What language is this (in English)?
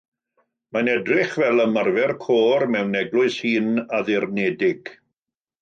Welsh